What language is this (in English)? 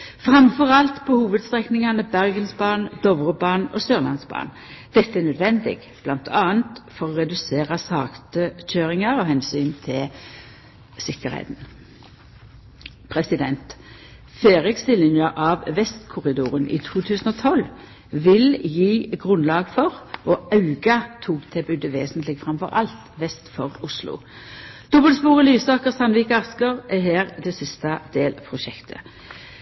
Norwegian Nynorsk